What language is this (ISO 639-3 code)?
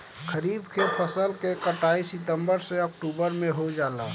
bho